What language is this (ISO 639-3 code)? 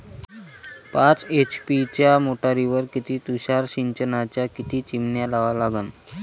mar